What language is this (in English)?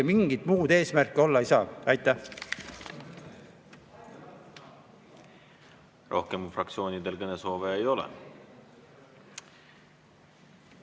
Estonian